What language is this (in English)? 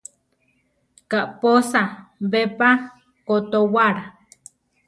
Central Tarahumara